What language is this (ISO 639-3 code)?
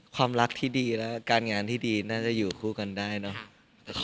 tha